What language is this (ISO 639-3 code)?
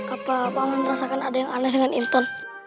ind